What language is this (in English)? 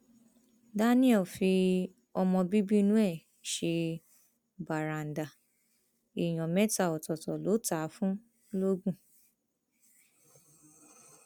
Yoruba